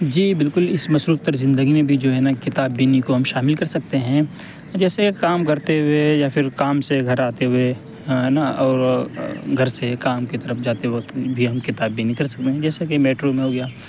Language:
Urdu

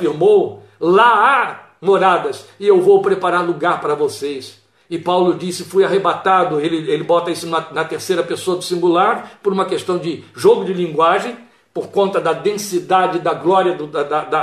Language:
Portuguese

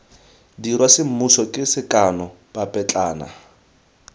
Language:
Tswana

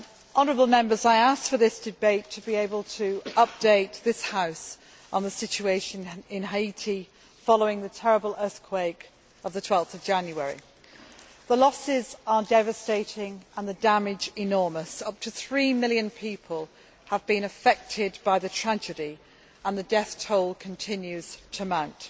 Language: English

